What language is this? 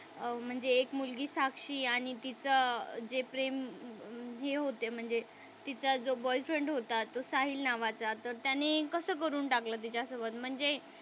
Marathi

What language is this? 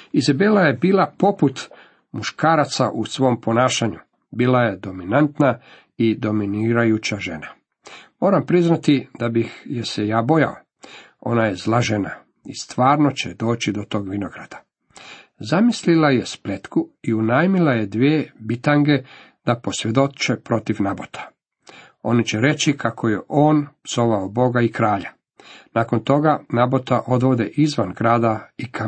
Croatian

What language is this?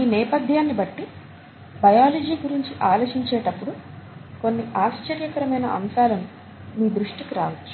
Telugu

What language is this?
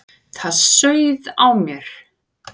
Icelandic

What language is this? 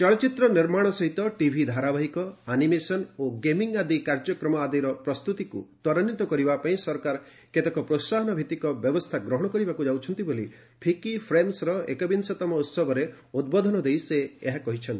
Odia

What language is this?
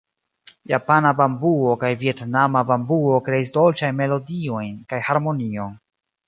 Esperanto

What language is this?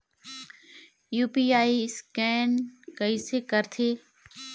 Chhattisgarhi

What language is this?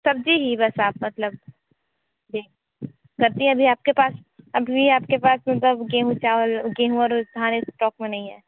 Hindi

